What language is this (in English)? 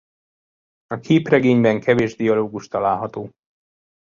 Hungarian